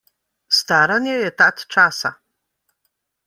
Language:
Slovenian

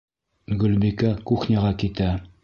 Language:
Bashkir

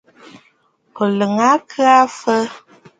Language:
Bafut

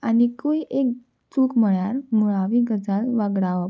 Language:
Konkani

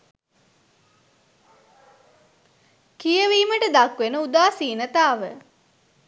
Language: Sinhala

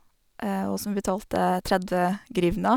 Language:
Norwegian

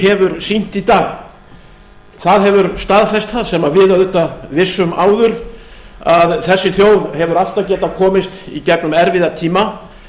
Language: Icelandic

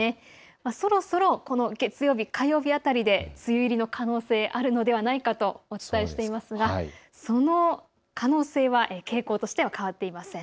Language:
Japanese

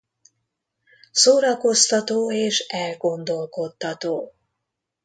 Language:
Hungarian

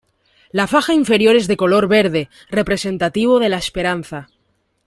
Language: Spanish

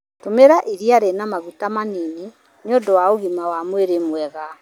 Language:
Kikuyu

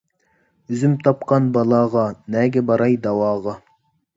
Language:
Uyghur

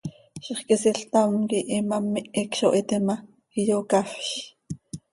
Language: Seri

